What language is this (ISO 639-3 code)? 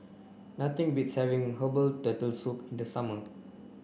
eng